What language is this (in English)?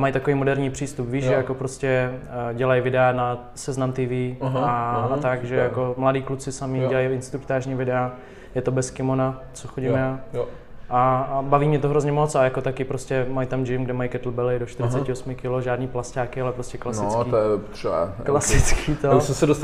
Czech